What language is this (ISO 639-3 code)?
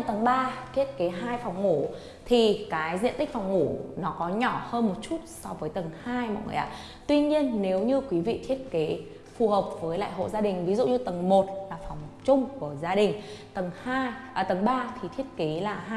vie